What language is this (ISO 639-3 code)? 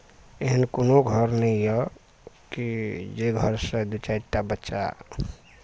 mai